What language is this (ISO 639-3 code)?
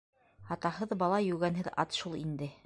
bak